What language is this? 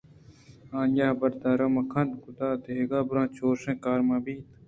Eastern Balochi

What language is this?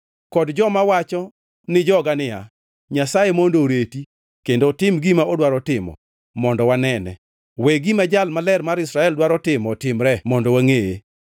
Luo (Kenya and Tanzania)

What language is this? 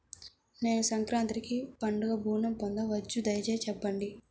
Telugu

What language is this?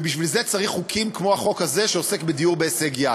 Hebrew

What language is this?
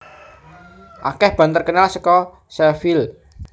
Javanese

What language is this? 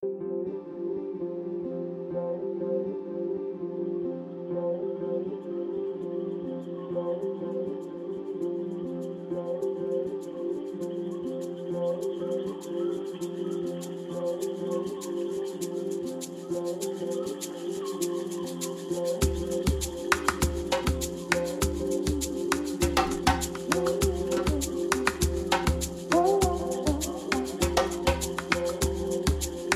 Bulgarian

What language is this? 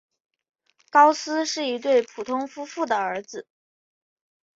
Chinese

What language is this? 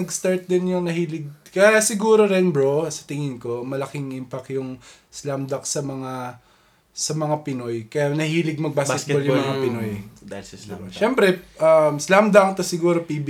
Filipino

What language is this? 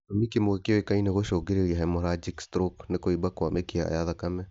Kikuyu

